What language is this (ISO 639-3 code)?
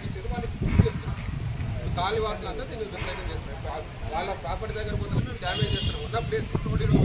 tha